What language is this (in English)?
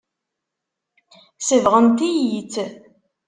Kabyle